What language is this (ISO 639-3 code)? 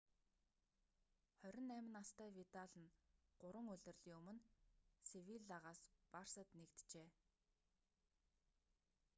mon